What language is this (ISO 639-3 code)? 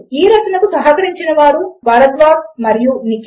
tel